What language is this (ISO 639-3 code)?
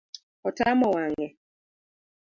luo